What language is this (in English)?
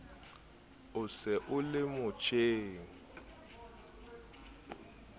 Southern Sotho